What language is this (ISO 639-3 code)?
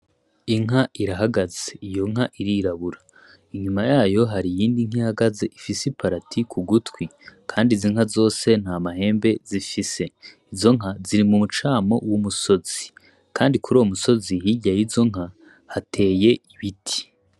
run